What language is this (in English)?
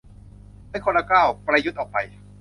Thai